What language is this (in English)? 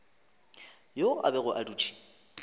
Northern Sotho